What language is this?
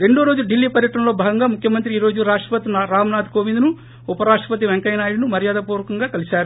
Telugu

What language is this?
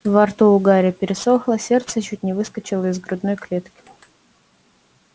Russian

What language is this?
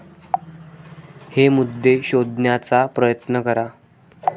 Marathi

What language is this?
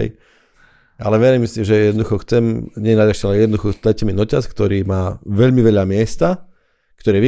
Slovak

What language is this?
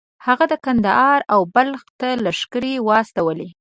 Pashto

